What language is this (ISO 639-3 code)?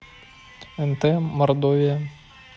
rus